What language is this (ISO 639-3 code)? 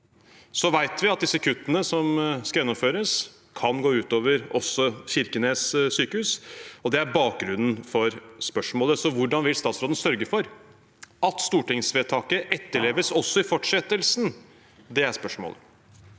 nor